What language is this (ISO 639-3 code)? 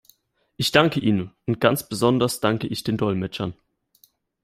deu